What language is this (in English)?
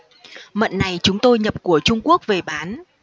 Vietnamese